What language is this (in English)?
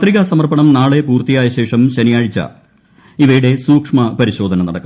Malayalam